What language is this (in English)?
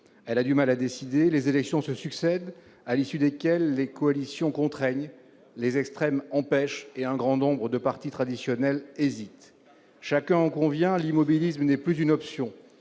French